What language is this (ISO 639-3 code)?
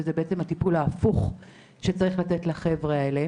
heb